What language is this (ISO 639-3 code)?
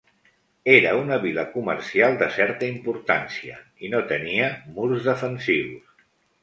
cat